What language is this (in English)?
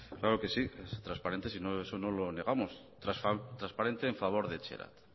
Spanish